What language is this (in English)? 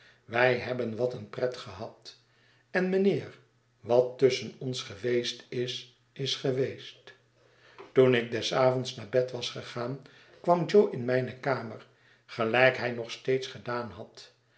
Dutch